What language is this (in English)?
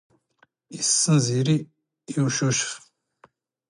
Standard Moroccan Tamazight